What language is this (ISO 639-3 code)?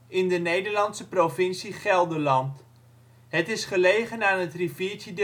nld